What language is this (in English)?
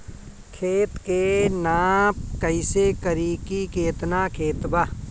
Bhojpuri